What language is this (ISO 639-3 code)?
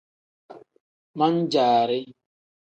kdh